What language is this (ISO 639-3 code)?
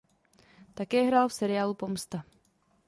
ces